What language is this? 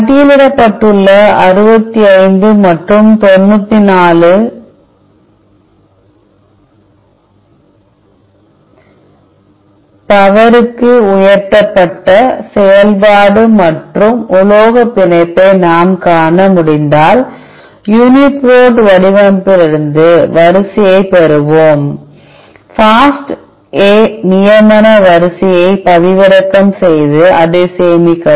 Tamil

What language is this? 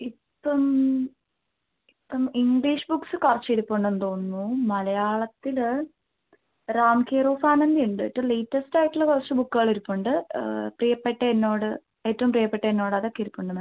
Malayalam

